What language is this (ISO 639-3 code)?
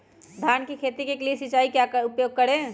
mag